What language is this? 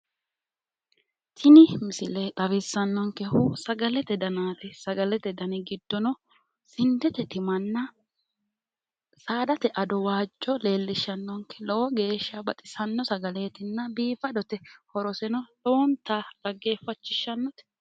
Sidamo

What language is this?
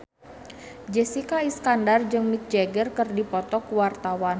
Sundanese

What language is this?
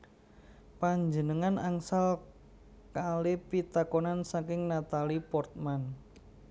Javanese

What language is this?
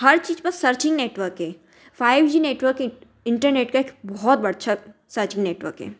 Hindi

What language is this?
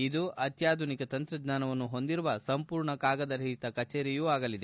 Kannada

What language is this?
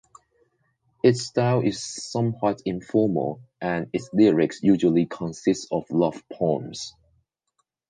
English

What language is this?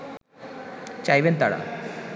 Bangla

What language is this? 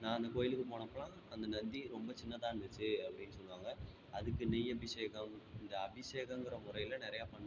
Tamil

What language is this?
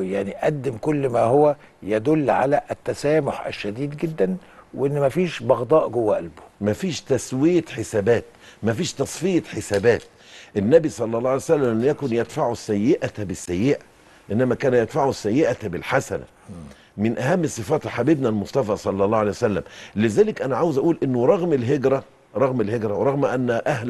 Arabic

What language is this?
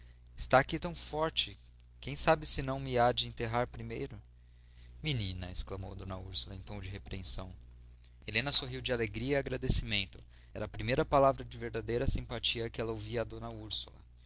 Portuguese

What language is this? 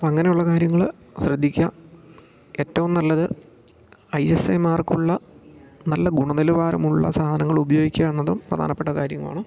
Malayalam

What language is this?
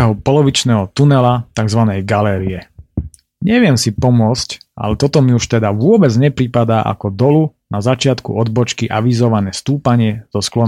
Slovak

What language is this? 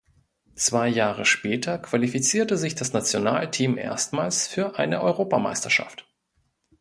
German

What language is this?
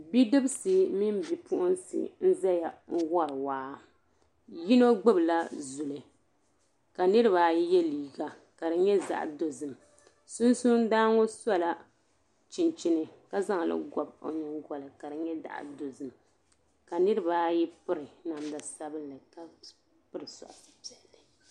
Dagbani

